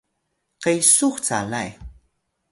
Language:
Atayal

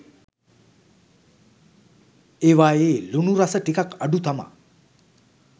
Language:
Sinhala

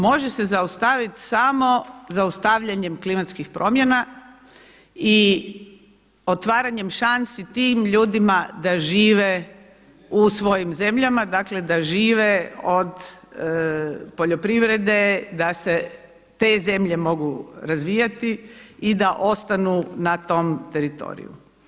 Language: Croatian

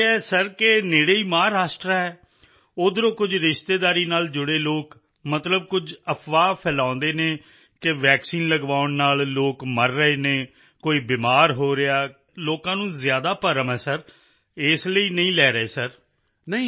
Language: Punjabi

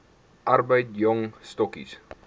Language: Afrikaans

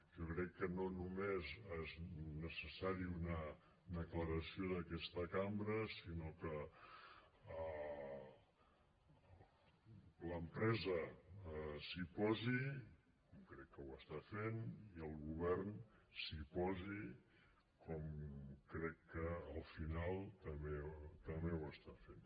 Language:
Catalan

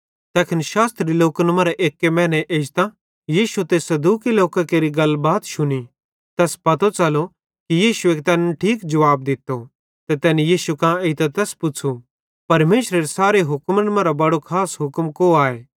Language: Bhadrawahi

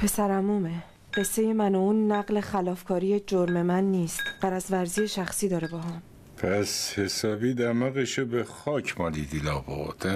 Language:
Persian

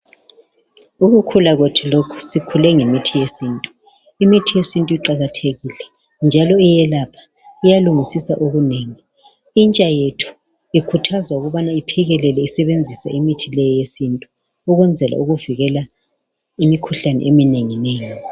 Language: North Ndebele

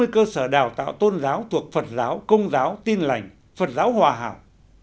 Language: Vietnamese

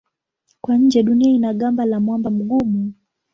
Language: Swahili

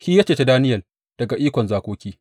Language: Hausa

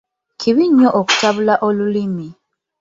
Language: Ganda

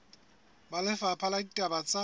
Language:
Southern Sotho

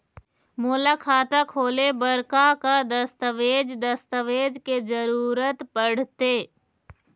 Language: Chhattisgarhi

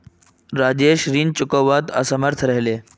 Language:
Magahi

